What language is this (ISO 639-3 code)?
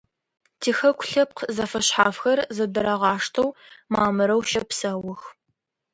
ady